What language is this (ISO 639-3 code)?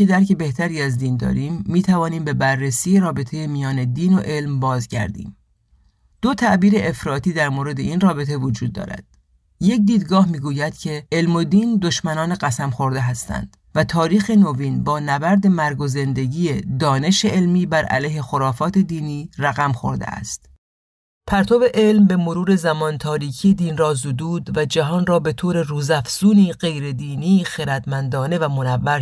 fas